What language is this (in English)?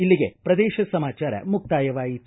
Kannada